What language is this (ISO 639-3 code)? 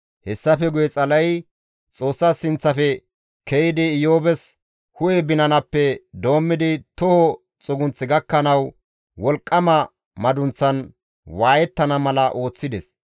gmv